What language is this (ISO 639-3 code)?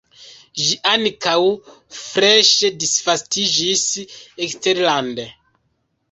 epo